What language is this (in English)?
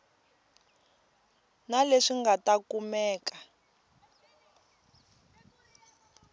Tsonga